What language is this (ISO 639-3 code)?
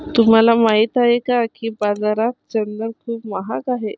mar